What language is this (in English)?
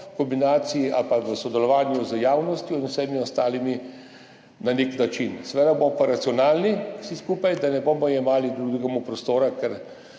Slovenian